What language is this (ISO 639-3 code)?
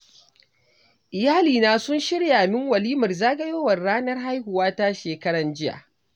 hau